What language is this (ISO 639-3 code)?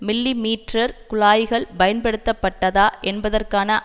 tam